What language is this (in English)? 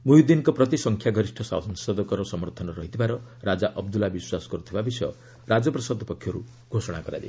Odia